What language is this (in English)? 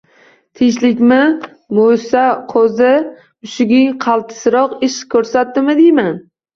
Uzbek